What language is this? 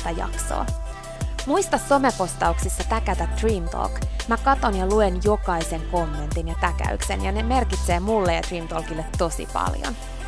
Finnish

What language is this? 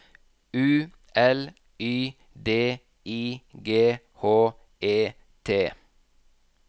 Norwegian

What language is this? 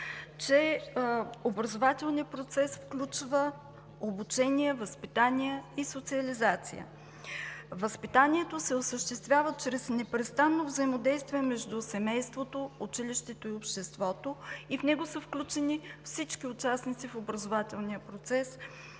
Bulgarian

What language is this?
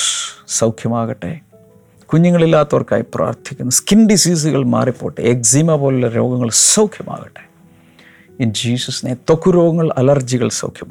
Malayalam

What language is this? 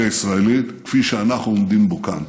Hebrew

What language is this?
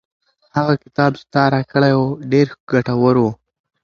Pashto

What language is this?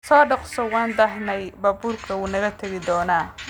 Somali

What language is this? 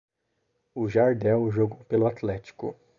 Portuguese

